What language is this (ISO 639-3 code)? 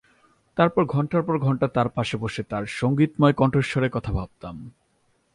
ben